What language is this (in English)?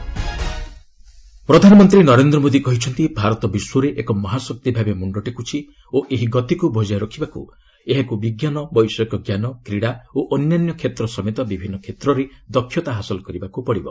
Odia